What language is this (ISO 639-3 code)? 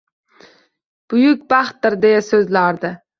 uzb